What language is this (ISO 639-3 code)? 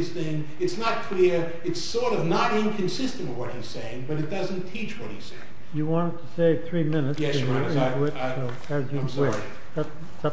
eng